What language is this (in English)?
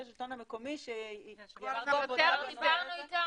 Hebrew